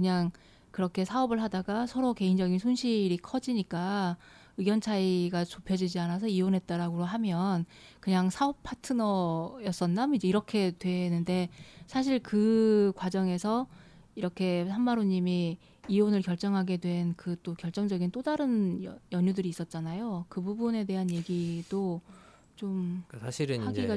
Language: Korean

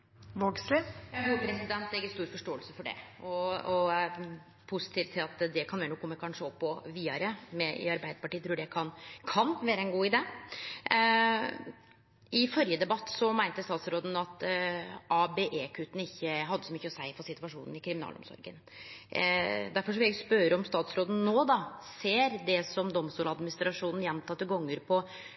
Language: Norwegian Nynorsk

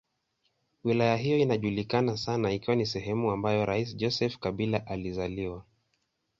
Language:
Swahili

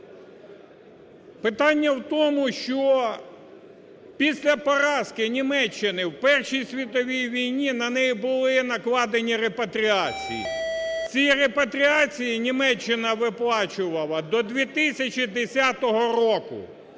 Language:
Ukrainian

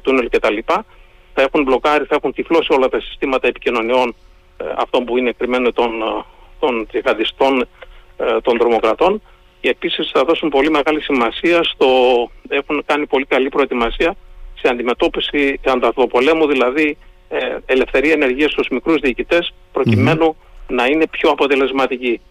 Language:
Greek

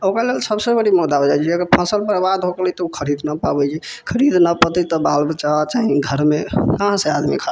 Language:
Maithili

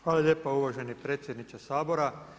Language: Croatian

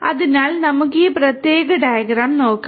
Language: Malayalam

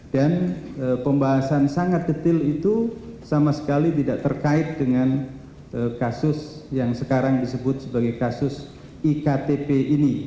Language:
Indonesian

